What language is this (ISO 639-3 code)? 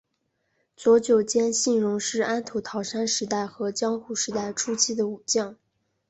zho